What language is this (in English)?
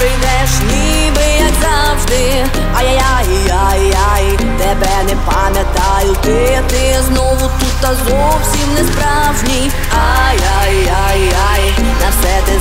Polish